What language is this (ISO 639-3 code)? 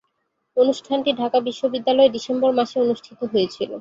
ben